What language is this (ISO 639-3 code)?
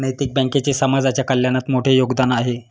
mar